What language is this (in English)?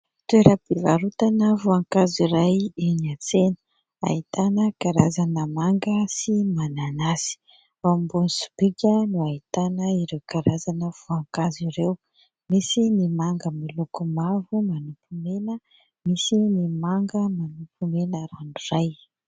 Malagasy